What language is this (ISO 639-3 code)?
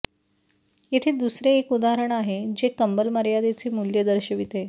mar